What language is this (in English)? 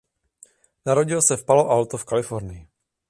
Czech